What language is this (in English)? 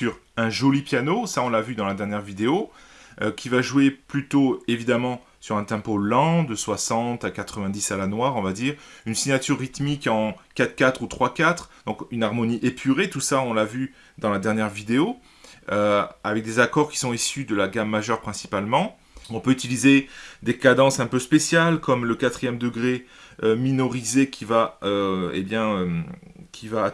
French